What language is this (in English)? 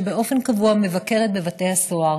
Hebrew